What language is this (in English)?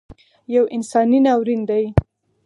Pashto